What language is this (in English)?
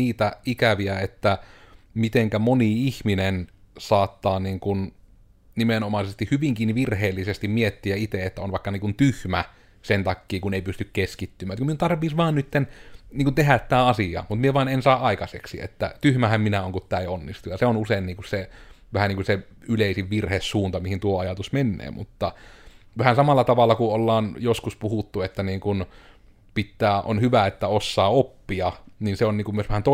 Finnish